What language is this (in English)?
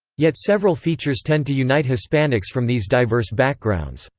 English